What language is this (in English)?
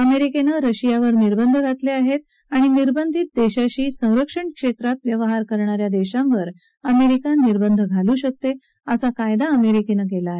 Marathi